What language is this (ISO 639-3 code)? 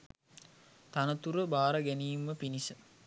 sin